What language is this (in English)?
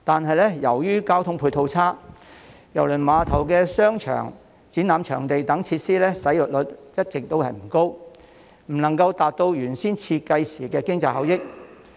Cantonese